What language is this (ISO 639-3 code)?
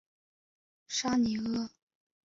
zho